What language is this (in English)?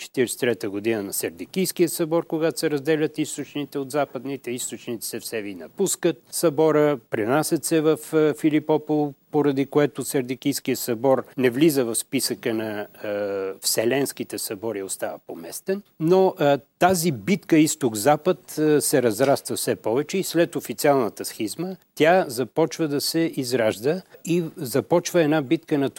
Bulgarian